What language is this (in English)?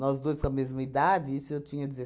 Portuguese